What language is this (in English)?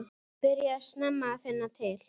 Icelandic